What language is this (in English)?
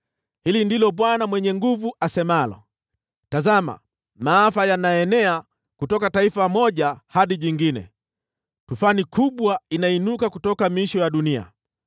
Swahili